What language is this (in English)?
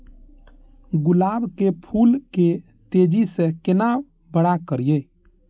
Maithili